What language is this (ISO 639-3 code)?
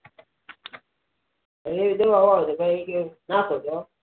guj